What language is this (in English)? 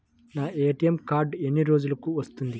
Telugu